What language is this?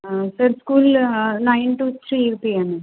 Marathi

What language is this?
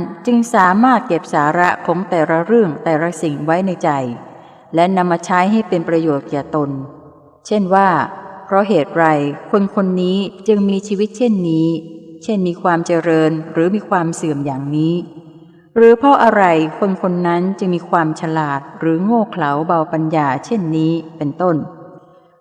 Thai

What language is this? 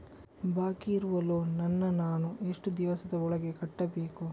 Kannada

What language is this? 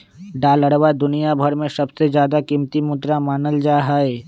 Magahi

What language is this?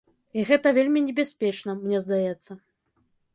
Belarusian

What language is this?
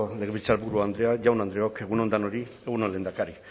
Basque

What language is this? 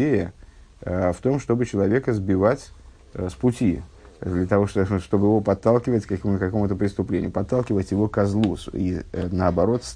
Russian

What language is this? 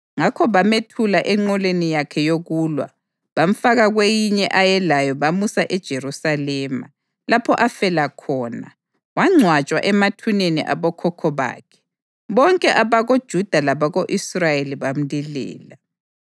North Ndebele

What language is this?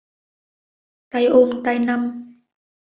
Vietnamese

